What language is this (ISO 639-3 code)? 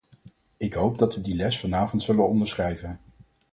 nld